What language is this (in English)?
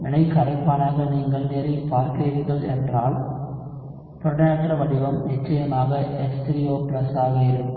Tamil